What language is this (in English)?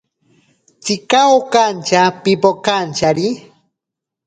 Ashéninka Perené